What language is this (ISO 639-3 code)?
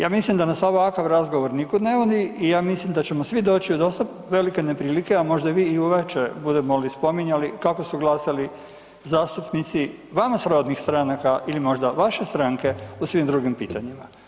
hrv